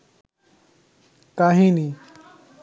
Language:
Bangla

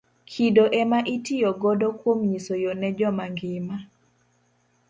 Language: Luo (Kenya and Tanzania)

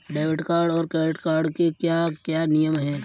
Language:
Hindi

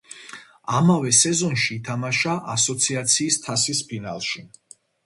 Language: Georgian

